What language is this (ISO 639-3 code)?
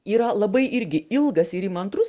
lit